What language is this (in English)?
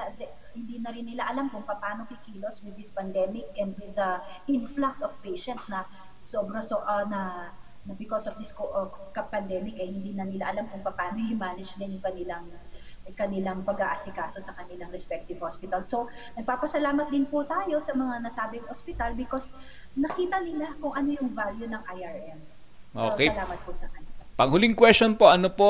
Filipino